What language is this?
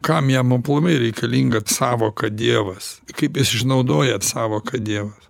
Lithuanian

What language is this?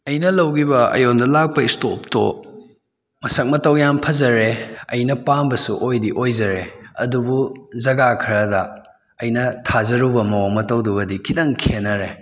Manipuri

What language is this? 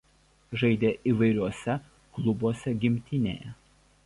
Lithuanian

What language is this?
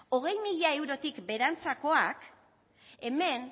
Basque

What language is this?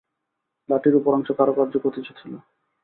Bangla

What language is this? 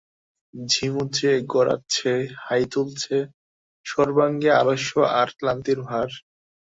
Bangla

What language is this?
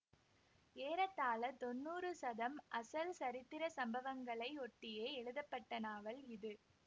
Tamil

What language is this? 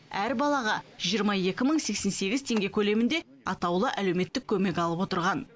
Kazakh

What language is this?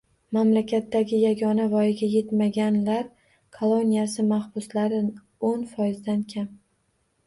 Uzbek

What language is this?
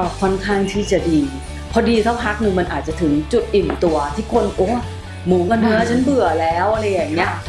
Thai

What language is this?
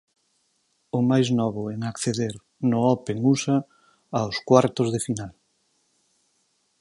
Galician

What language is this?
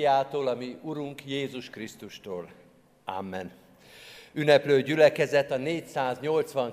Hungarian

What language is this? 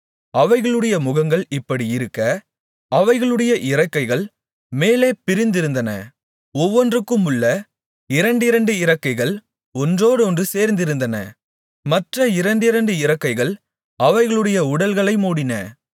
Tamil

